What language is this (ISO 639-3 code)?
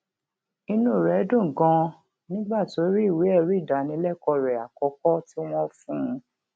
yor